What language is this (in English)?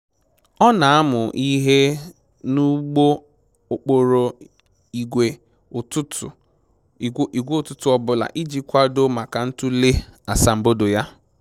Igbo